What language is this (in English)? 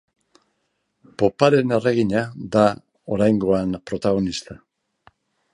Basque